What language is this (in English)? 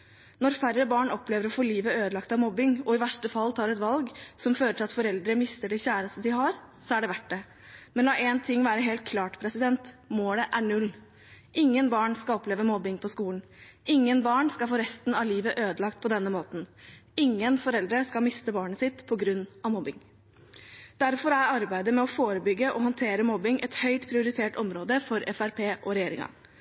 Norwegian Bokmål